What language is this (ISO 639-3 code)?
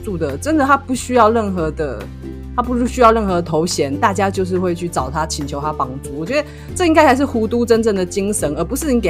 zho